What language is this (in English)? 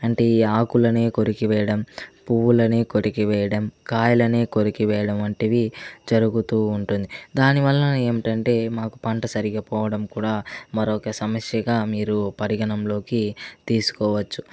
Telugu